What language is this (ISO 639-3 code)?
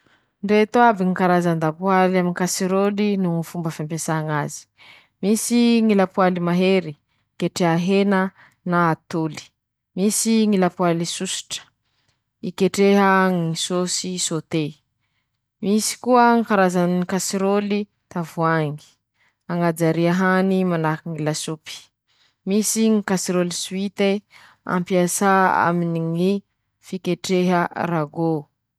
msh